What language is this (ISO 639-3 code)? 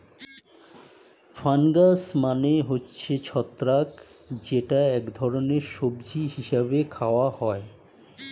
ben